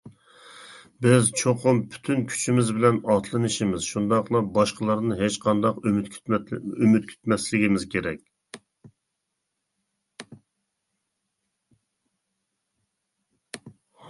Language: Uyghur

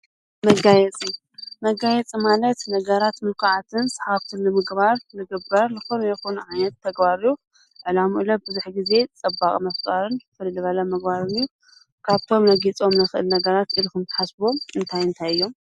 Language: Tigrinya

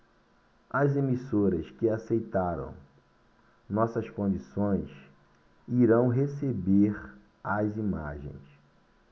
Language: Portuguese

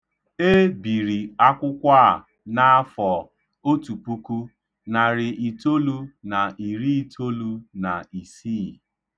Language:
Igbo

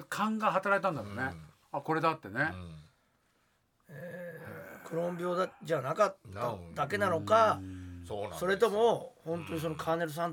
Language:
Japanese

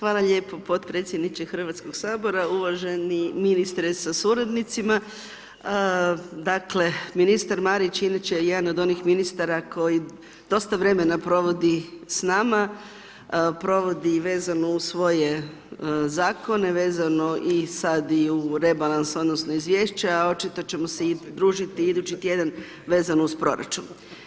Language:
Croatian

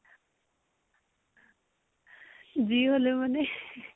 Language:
Assamese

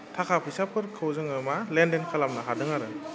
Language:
Bodo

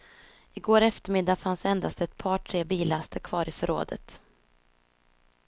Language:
Swedish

